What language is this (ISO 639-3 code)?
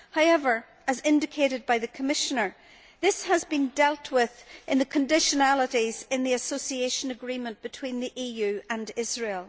eng